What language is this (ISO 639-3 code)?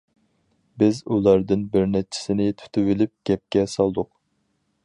uig